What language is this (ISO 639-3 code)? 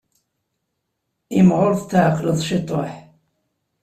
kab